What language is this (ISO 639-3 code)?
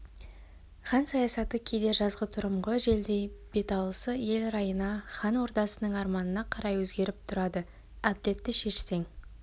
kaz